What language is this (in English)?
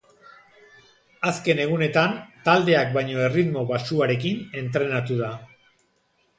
Basque